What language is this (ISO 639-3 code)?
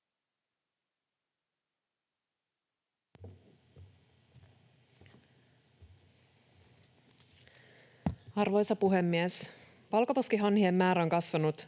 fin